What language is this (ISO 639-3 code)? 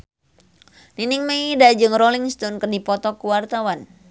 sun